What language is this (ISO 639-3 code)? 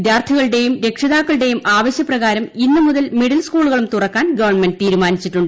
mal